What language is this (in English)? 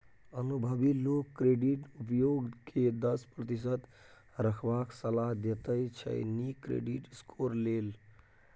Maithili